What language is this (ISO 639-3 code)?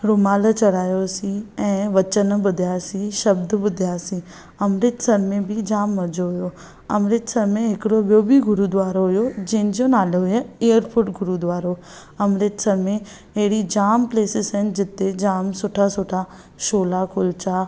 snd